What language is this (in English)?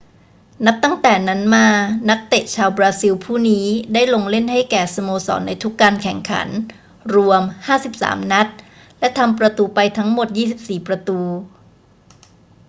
Thai